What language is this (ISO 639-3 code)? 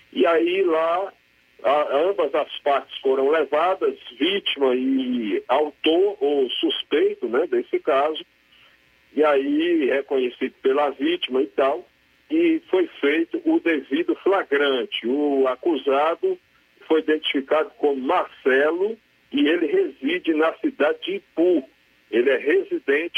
por